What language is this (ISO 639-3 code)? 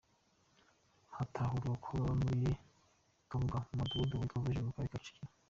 kin